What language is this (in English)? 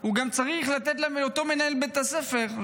Hebrew